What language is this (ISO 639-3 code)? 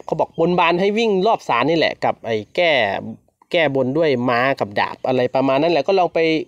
tha